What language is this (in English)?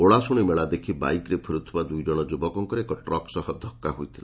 Odia